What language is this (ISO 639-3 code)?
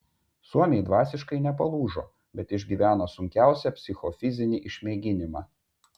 lit